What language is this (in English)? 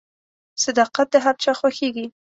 Pashto